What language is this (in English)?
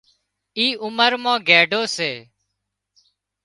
Wadiyara Koli